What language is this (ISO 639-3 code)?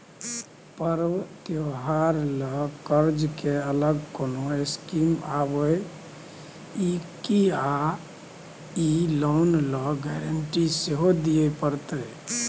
mai